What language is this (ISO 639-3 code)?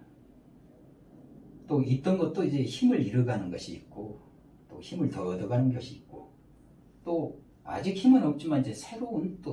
kor